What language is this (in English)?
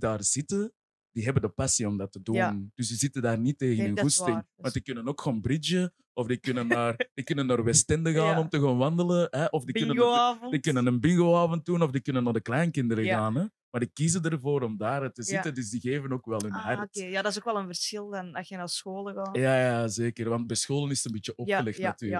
Dutch